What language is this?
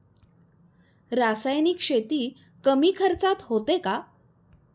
Marathi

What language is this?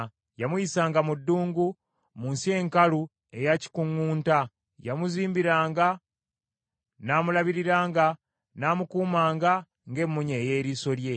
Ganda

